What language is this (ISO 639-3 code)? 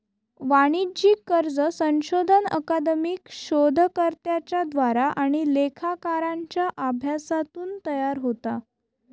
mar